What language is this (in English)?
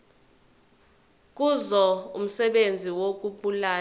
Zulu